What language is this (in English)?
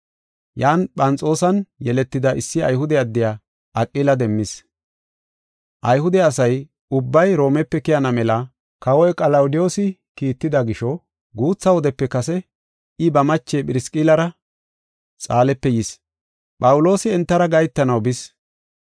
Gofa